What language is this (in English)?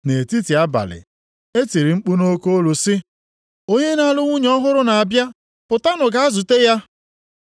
Igbo